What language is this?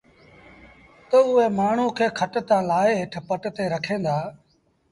Sindhi Bhil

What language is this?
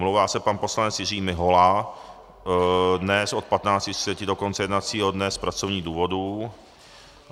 Czech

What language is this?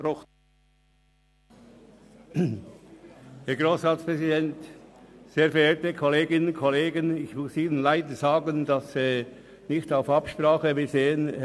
Swiss German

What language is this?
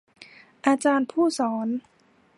Thai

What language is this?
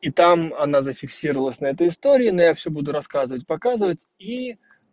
Russian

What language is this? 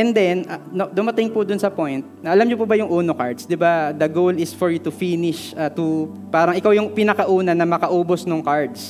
Filipino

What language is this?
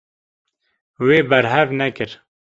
Kurdish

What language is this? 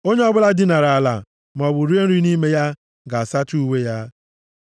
Igbo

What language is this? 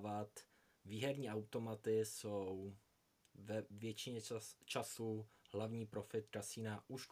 Czech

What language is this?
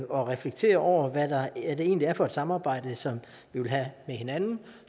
Danish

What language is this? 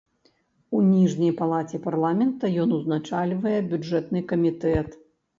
Belarusian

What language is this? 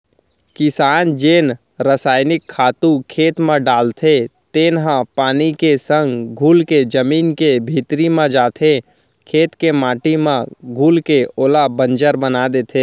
Chhattisgarhi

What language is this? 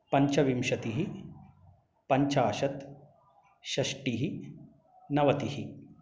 Sanskrit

